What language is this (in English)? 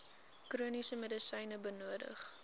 Afrikaans